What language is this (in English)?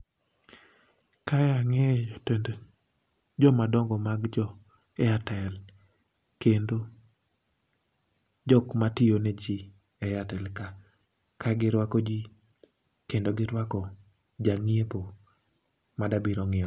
Luo (Kenya and Tanzania)